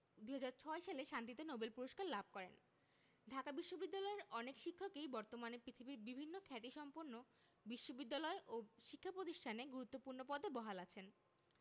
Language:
Bangla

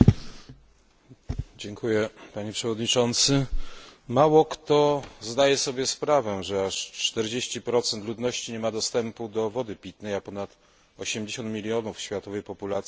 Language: Polish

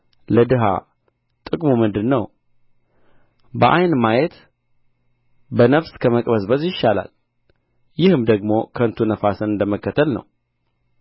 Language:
Amharic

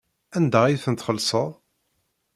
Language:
Kabyle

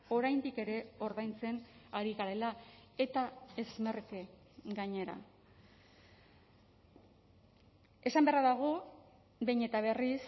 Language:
Basque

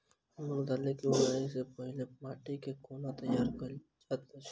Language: Maithili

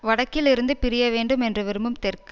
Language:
Tamil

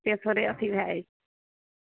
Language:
Maithili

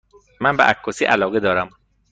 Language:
Persian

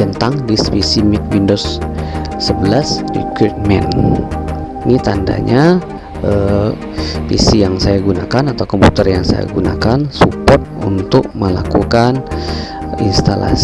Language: Indonesian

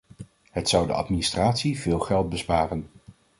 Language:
Dutch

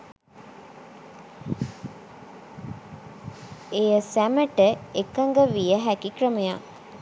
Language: Sinhala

